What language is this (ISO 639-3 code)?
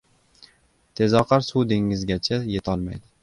uzb